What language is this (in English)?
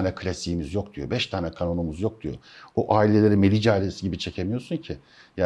Turkish